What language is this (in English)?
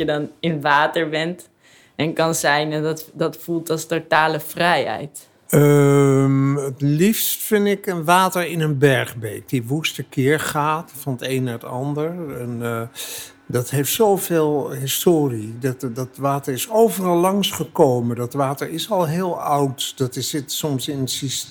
Dutch